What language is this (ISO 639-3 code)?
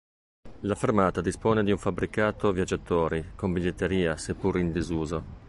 ita